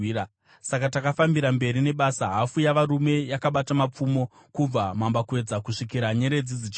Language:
Shona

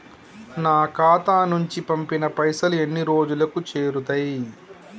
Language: Telugu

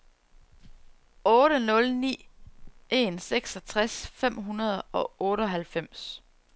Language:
Danish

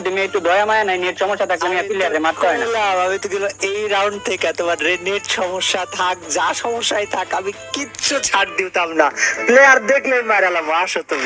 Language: Bangla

